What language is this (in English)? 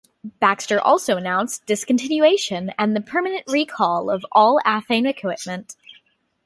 English